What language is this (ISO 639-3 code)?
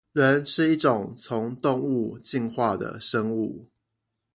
zho